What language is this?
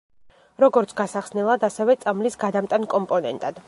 Georgian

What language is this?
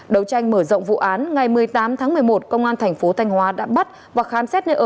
Vietnamese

